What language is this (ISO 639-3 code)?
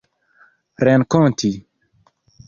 epo